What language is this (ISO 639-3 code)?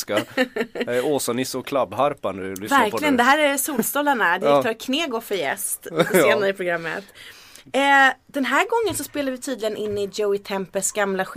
swe